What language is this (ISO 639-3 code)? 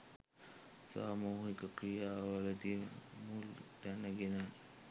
sin